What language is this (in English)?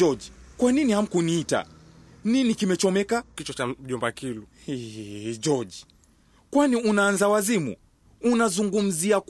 Swahili